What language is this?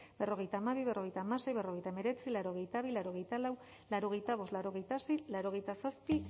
Basque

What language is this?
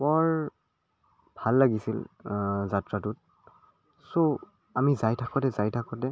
Assamese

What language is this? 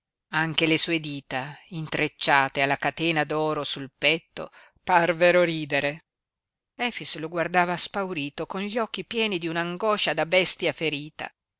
Italian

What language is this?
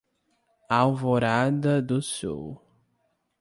Portuguese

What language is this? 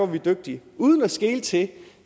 Danish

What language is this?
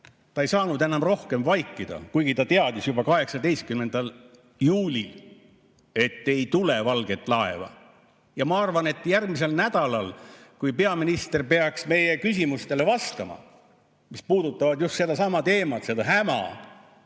Estonian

